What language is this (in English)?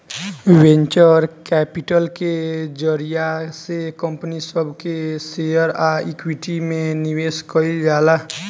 Bhojpuri